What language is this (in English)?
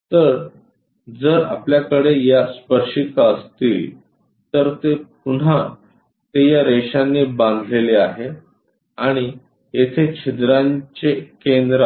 Marathi